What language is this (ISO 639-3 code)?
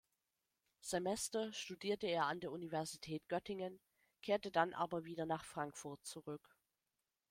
deu